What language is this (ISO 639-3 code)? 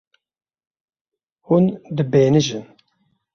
kur